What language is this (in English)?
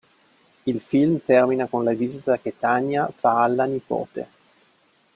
Italian